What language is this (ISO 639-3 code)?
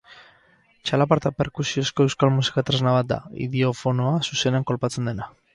eus